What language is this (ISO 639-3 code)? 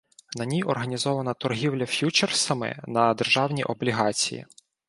ukr